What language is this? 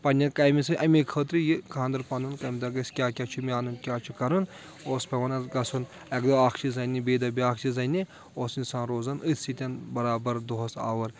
Kashmiri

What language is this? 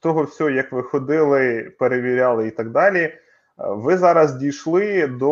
Ukrainian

